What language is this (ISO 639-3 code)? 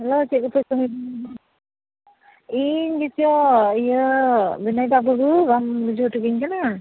sat